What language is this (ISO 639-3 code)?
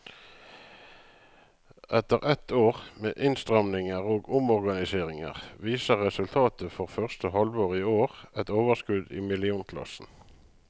nor